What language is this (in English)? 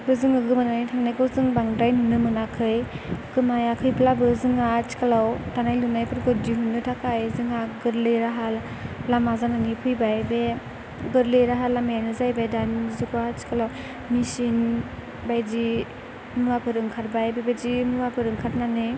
Bodo